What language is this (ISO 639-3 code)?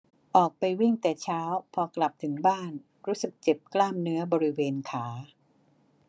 tha